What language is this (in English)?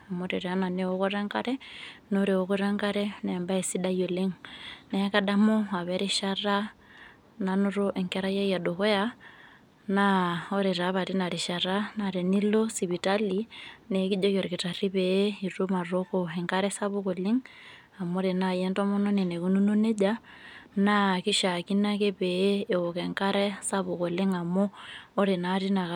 Masai